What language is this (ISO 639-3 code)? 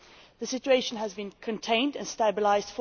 eng